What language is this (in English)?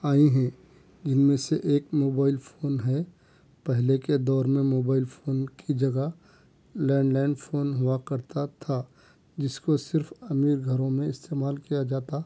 Urdu